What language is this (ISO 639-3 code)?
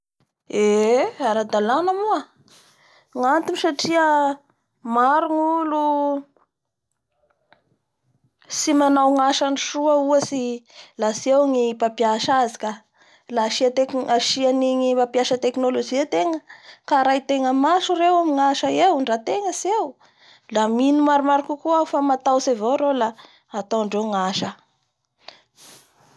bhr